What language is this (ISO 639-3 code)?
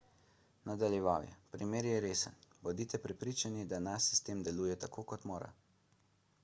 slv